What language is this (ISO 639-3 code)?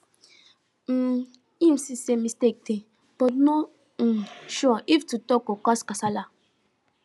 pcm